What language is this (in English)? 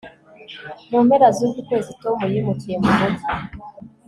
Kinyarwanda